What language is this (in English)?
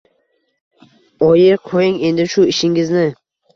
Uzbek